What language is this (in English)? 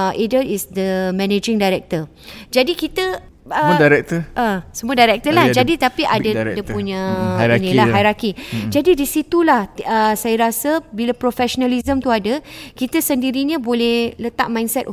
Malay